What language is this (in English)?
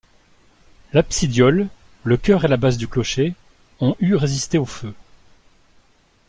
French